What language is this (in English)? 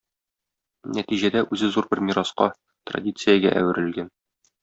Tatar